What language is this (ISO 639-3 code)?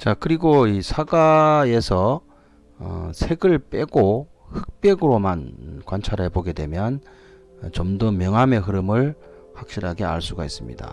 kor